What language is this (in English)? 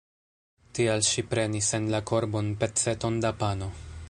Esperanto